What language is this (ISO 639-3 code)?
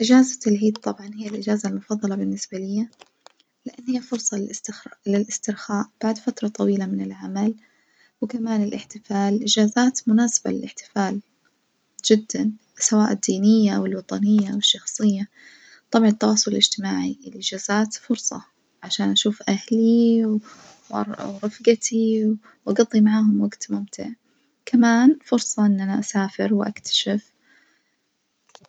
ars